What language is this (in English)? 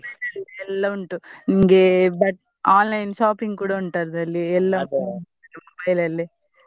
Kannada